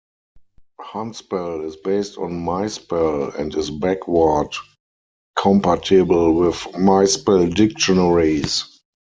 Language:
English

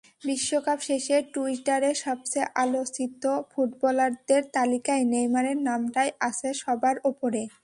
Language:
Bangla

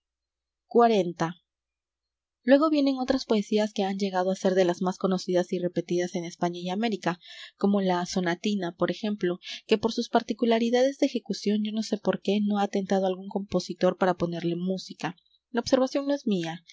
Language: Spanish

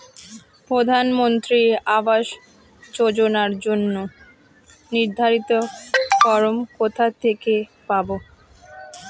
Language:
Bangla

